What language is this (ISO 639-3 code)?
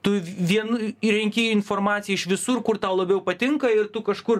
lit